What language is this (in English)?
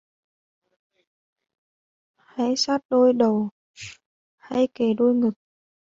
Vietnamese